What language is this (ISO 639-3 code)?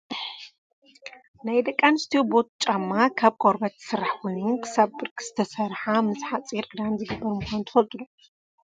tir